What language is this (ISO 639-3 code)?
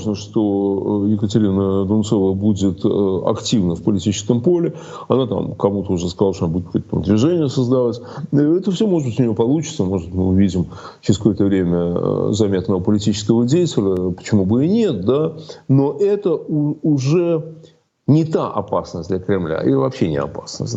rus